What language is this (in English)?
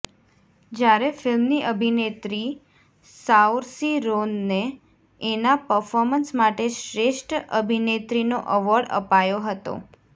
Gujarati